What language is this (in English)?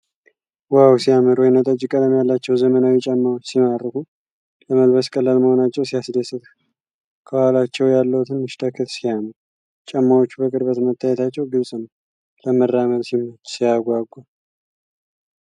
Amharic